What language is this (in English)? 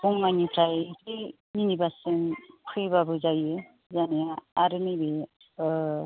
Bodo